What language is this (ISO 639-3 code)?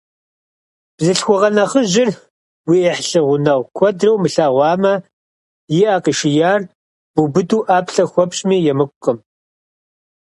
kbd